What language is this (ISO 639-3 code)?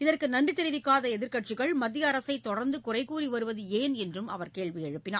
tam